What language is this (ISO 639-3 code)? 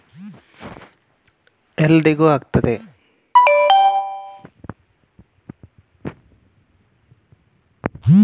kan